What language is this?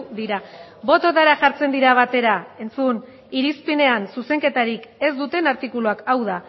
Basque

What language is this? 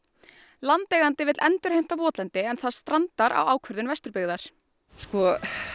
Icelandic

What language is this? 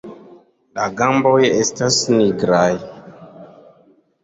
Esperanto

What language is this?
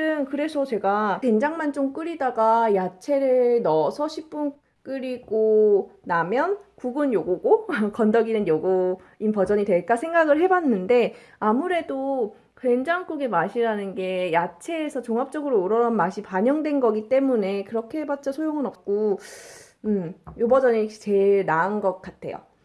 Korean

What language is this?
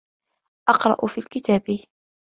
Arabic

